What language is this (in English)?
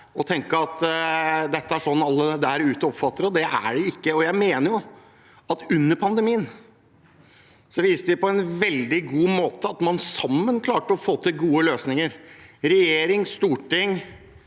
Norwegian